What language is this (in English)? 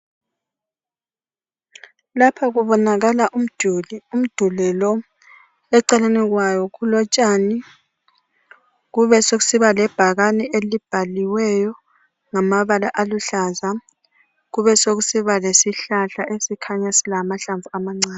North Ndebele